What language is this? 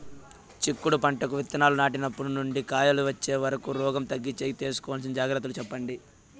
Telugu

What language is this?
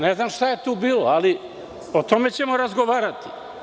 Serbian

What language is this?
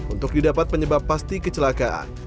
Indonesian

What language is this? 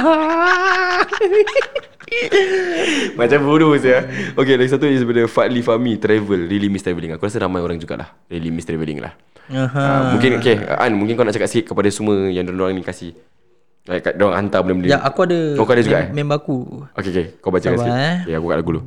Malay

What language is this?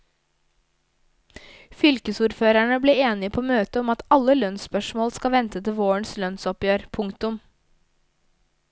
Norwegian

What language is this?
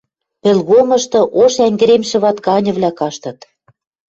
Western Mari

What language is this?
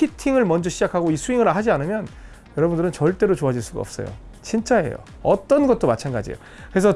Korean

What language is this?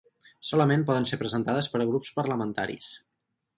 Catalan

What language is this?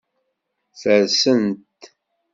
Kabyle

